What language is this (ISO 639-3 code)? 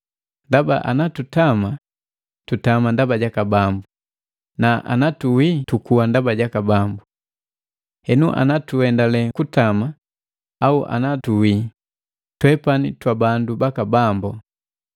mgv